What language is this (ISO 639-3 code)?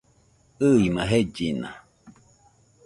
hux